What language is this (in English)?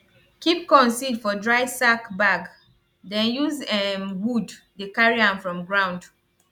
Nigerian Pidgin